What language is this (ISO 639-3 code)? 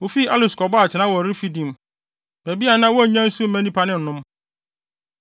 aka